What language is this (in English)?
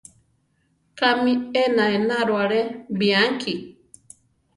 Central Tarahumara